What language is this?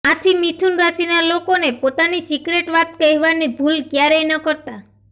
Gujarati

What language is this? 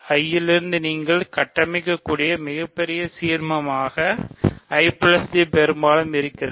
Tamil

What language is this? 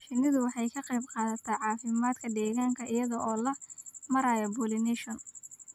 Somali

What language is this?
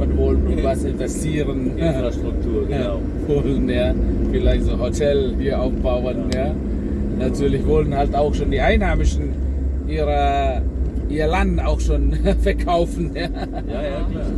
German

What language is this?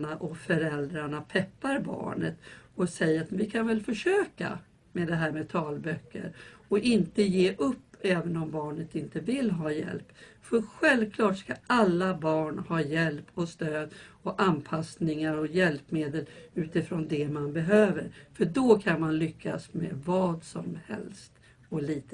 Swedish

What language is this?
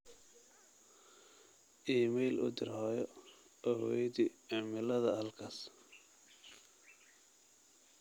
Somali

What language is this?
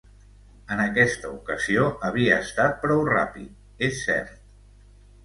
Catalan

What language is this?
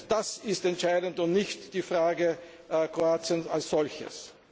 German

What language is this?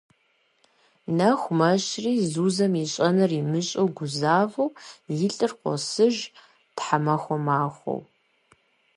Kabardian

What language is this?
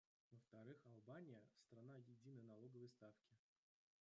Russian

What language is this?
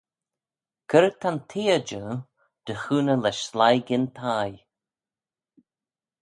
Manx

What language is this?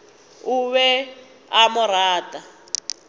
Northern Sotho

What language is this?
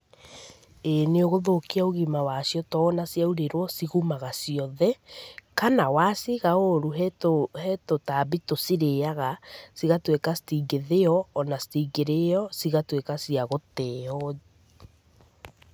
Kikuyu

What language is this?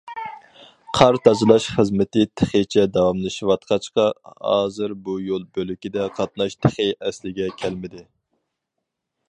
Uyghur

